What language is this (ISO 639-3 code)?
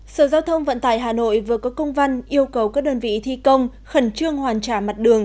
vie